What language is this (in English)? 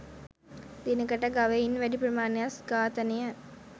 Sinhala